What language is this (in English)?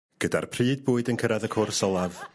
Welsh